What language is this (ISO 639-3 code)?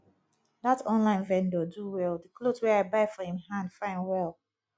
pcm